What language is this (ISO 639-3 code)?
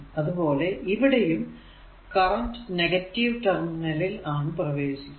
mal